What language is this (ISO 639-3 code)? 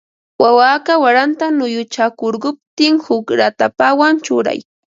qva